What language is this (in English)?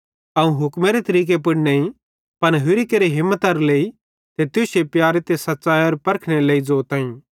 Bhadrawahi